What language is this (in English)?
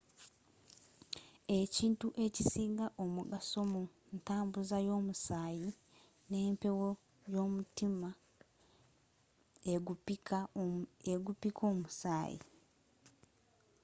Ganda